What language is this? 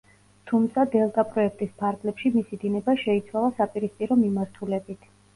Georgian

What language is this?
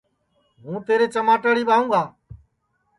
Sansi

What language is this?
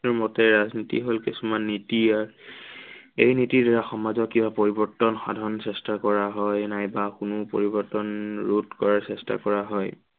Assamese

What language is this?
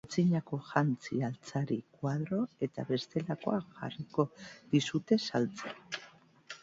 Basque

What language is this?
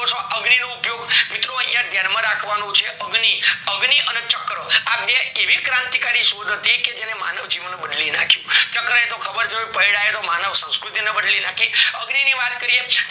Gujarati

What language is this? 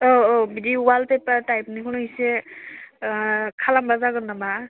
Bodo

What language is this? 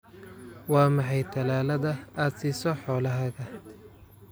Somali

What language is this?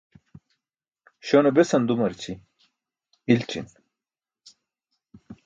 Burushaski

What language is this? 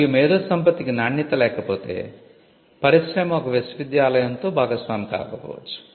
Telugu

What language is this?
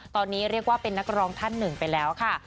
Thai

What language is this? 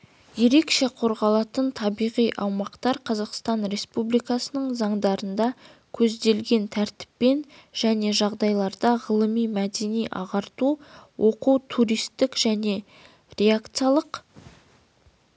Kazakh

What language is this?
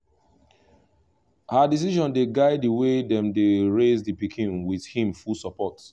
Nigerian Pidgin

